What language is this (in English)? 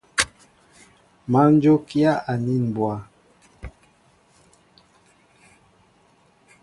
Mbo (Cameroon)